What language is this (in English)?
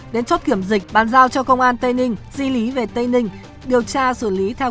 Vietnamese